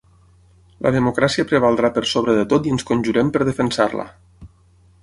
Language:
Catalan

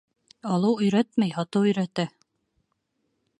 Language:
Bashkir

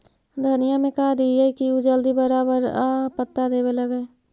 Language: Magahi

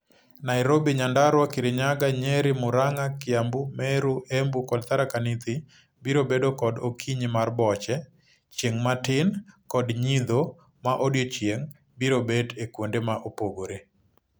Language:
Luo (Kenya and Tanzania)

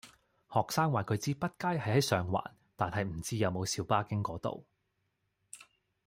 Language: Cantonese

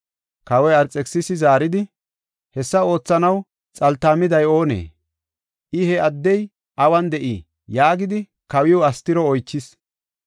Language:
Gofa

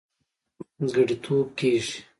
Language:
Pashto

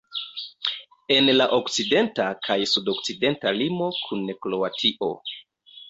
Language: Esperanto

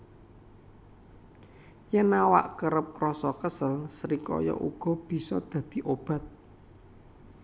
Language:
Javanese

